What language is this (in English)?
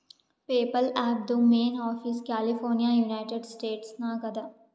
Kannada